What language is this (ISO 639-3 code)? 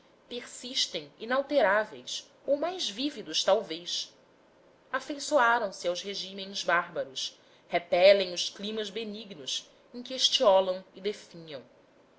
por